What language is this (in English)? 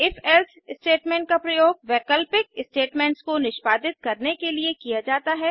Hindi